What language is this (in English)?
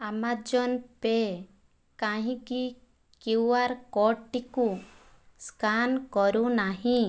Odia